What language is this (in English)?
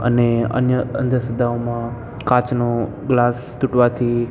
Gujarati